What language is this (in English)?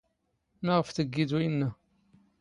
Standard Moroccan Tamazight